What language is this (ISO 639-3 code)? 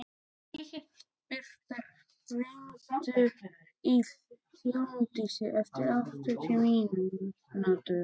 isl